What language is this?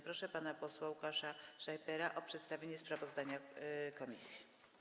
Polish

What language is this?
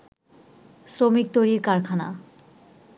Bangla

